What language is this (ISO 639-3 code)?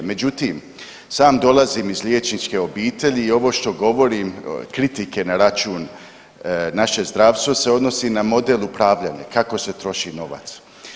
hrv